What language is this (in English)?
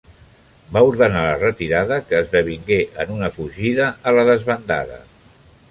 Catalan